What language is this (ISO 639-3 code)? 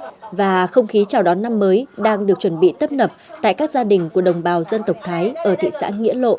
vie